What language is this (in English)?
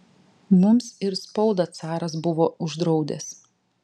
Lithuanian